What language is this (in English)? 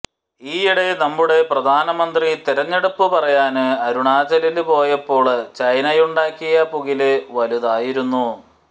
Malayalam